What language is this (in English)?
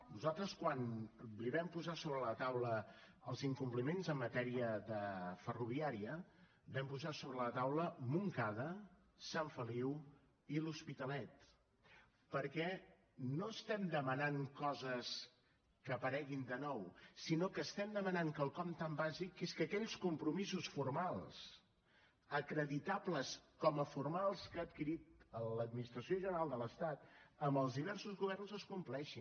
Catalan